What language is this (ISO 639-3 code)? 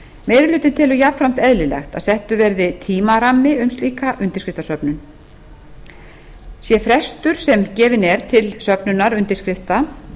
isl